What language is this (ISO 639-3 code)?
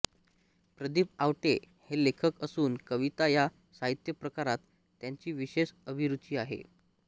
mar